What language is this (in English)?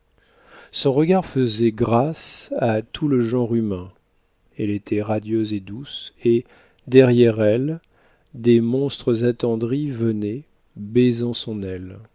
French